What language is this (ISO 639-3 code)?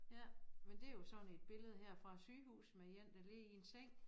dan